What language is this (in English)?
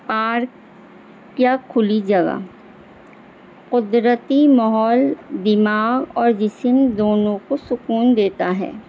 Urdu